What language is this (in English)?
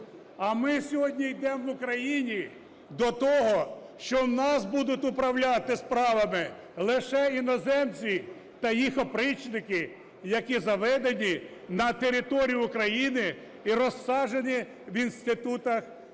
Ukrainian